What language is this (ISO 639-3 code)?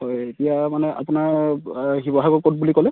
asm